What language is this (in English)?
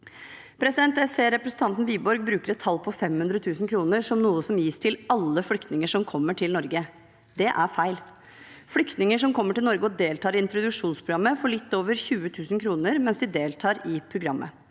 Norwegian